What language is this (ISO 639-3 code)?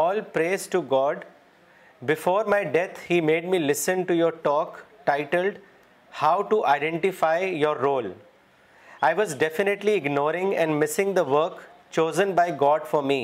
urd